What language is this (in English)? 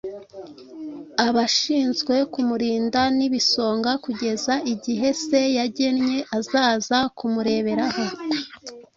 Kinyarwanda